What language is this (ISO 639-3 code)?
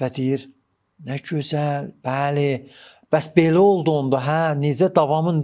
tur